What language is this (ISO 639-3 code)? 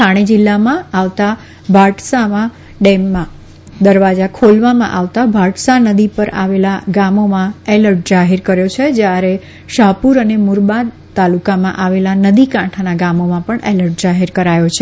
guj